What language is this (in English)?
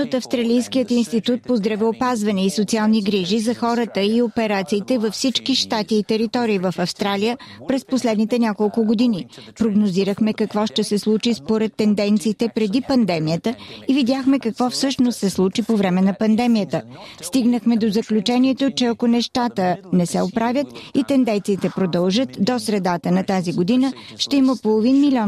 Bulgarian